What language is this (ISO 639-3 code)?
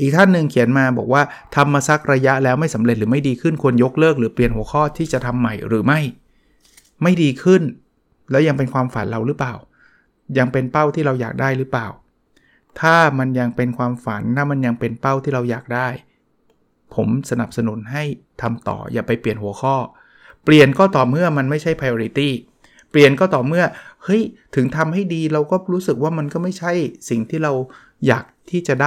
tha